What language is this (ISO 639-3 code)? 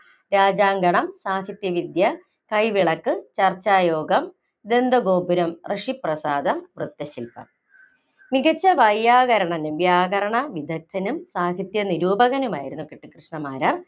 mal